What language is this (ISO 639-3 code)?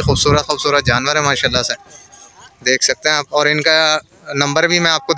hin